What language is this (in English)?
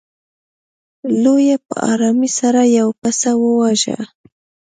Pashto